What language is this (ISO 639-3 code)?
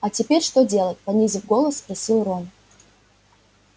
rus